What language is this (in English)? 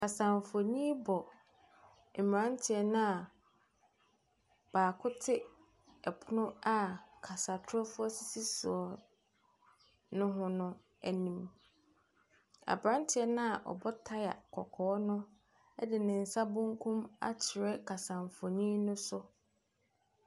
Akan